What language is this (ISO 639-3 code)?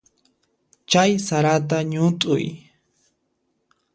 qxp